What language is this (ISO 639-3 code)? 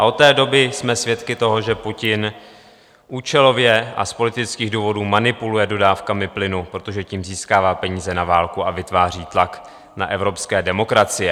ces